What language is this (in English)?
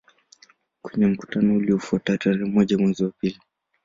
Swahili